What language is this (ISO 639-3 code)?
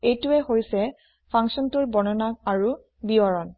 asm